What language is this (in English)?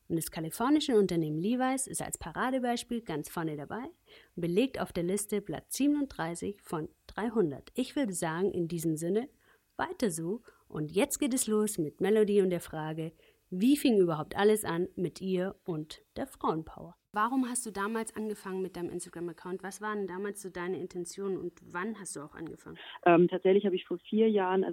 German